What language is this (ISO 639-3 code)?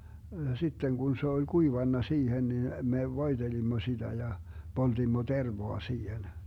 fin